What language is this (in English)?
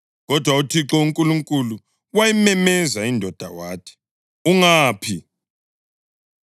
North Ndebele